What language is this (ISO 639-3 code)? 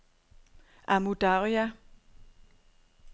dan